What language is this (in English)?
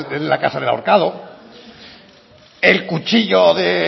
Spanish